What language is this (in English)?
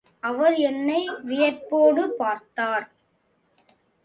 Tamil